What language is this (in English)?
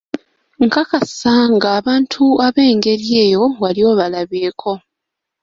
Ganda